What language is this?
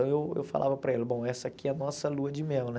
Portuguese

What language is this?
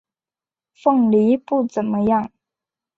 Chinese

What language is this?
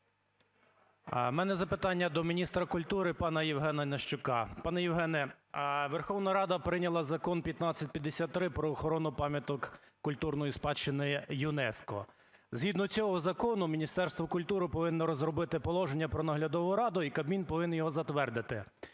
Ukrainian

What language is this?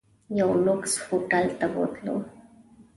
Pashto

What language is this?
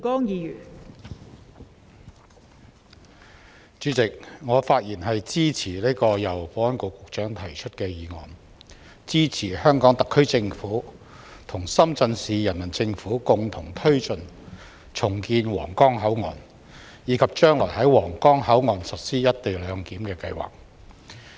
Cantonese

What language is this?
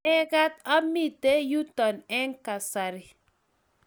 Kalenjin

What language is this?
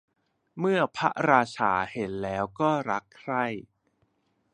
Thai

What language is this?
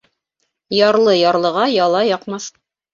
Bashkir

